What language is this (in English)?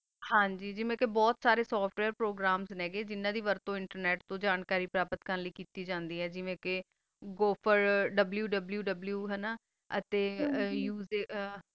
Punjabi